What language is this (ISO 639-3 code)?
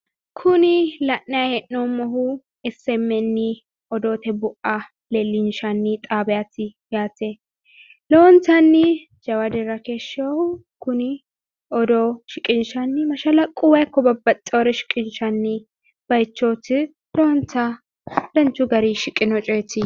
sid